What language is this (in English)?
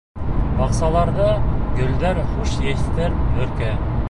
Bashkir